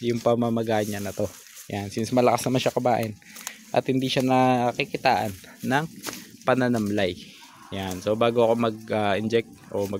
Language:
Filipino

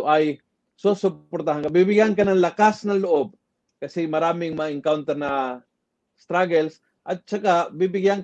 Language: Filipino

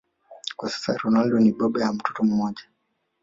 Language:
Swahili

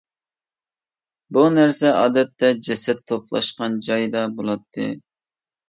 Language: Uyghur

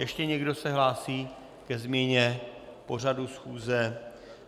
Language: Czech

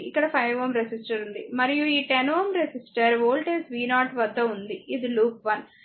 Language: Telugu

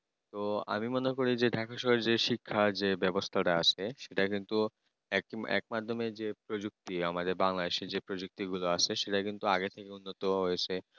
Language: Bangla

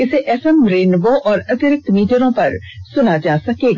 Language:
Hindi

